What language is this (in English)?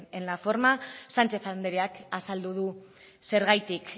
Basque